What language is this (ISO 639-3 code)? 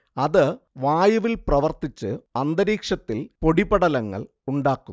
mal